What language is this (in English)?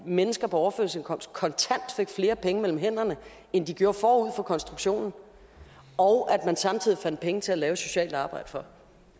Danish